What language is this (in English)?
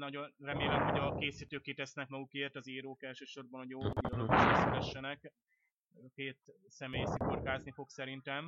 Hungarian